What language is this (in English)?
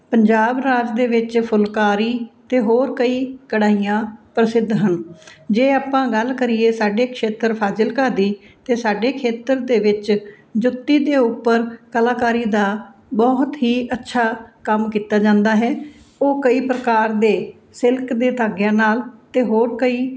Punjabi